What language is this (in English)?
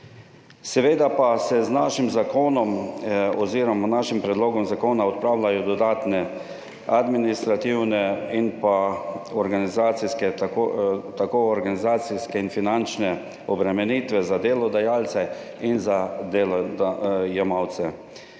Slovenian